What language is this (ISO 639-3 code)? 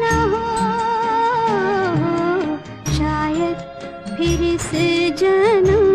hin